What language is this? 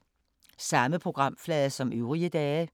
Danish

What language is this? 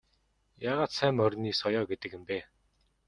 Mongolian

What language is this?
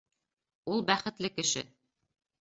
Bashkir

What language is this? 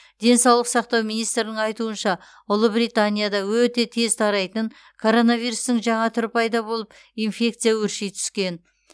Kazakh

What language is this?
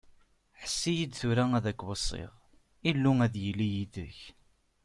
Kabyle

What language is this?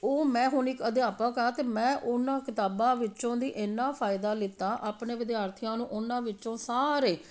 Punjabi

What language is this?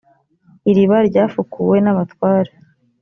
Kinyarwanda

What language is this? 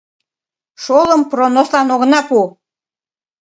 Mari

